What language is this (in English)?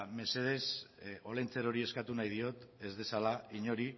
Basque